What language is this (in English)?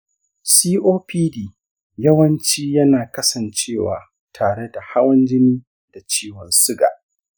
Hausa